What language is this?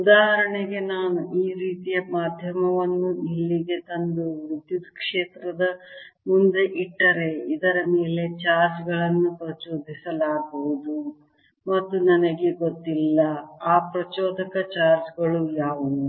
Kannada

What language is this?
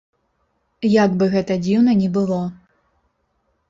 Belarusian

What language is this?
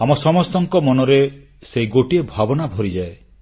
Odia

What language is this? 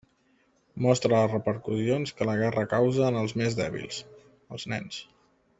Catalan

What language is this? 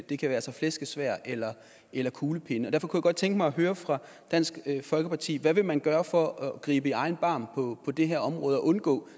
Danish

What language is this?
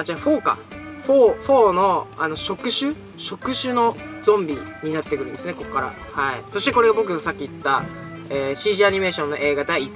Japanese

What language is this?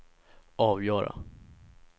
Swedish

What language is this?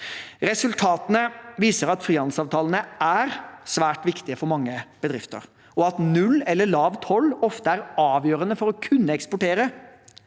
Norwegian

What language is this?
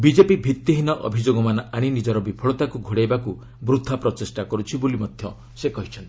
Odia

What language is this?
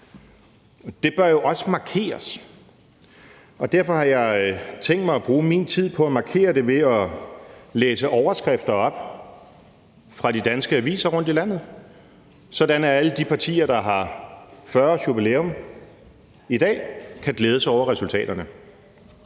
Danish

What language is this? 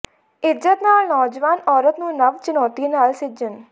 Punjabi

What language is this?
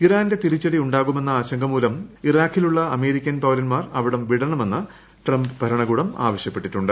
Malayalam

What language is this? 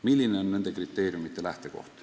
Estonian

